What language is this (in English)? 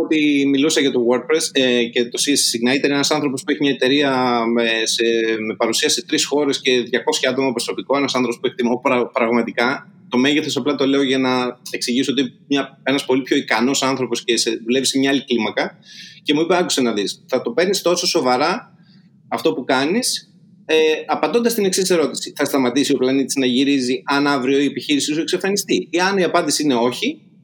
Greek